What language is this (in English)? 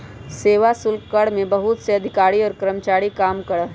Magahi